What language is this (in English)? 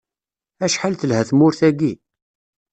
Kabyle